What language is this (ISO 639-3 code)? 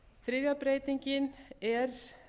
isl